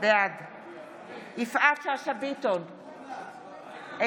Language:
Hebrew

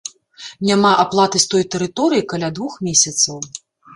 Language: Belarusian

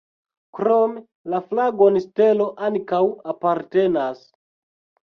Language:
Esperanto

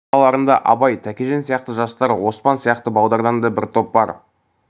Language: Kazakh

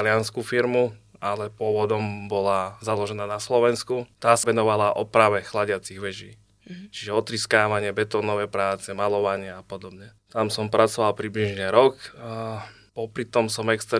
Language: Slovak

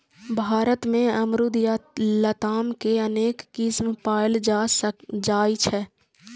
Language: Maithili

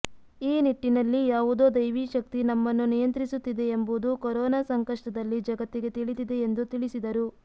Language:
Kannada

